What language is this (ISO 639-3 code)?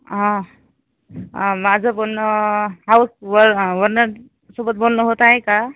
mar